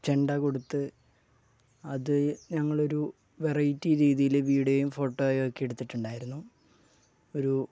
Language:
Malayalam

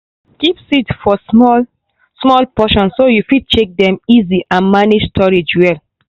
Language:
Nigerian Pidgin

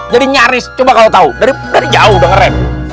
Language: Indonesian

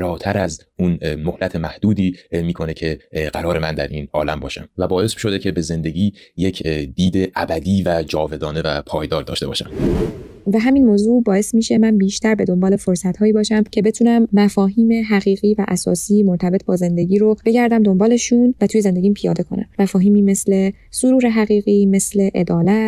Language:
Persian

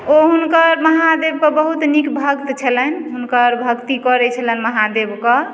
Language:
Maithili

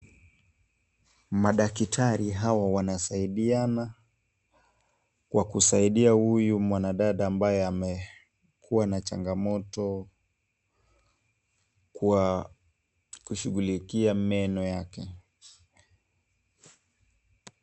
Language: Swahili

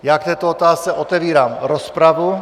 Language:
Czech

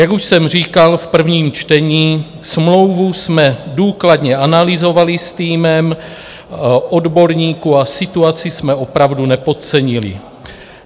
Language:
Czech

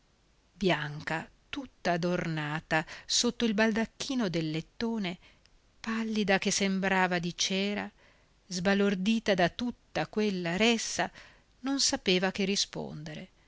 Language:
Italian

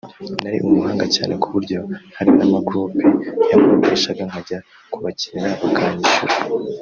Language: Kinyarwanda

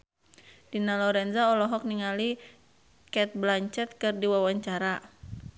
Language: Sundanese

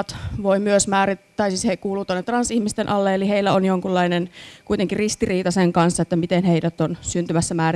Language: Finnish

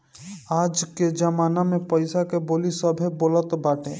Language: Bhojpuri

